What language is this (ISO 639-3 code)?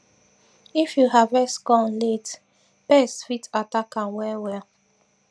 pcm